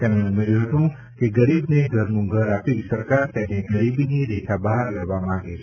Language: Gujarati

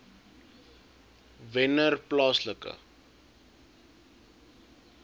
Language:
Afrikaans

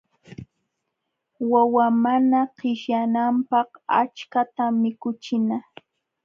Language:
Jauja Wanca Quechua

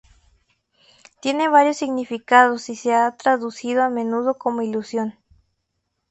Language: Spanish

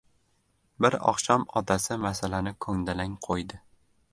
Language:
Uzbek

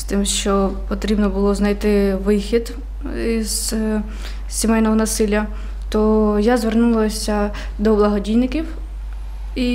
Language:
Ukrainian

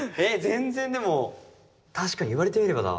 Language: Japanese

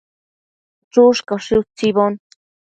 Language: Matsés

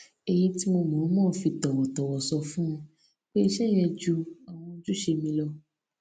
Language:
Yoruba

